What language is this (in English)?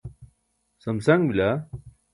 Burushaski